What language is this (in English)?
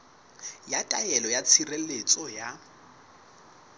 Southern Sotho